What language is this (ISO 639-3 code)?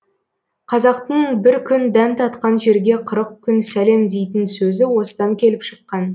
kaz